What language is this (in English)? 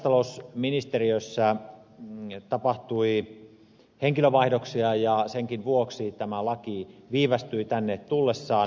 Finnish